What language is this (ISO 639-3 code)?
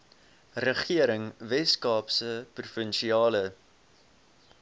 afr